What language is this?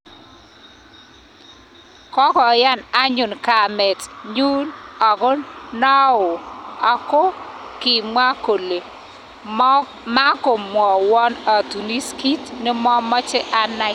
Kalenjin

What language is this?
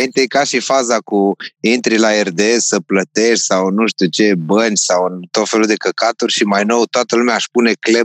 Romanian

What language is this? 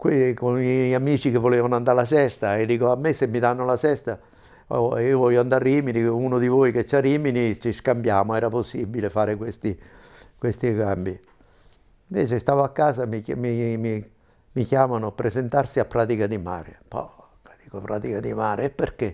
Italian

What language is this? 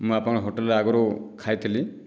Odia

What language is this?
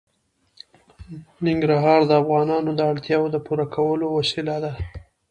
Pashto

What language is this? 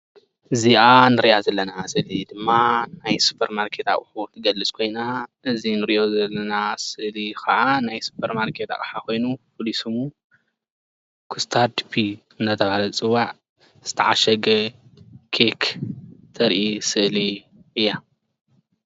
Tigrinya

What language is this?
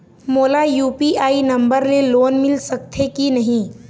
Chhattisgarhi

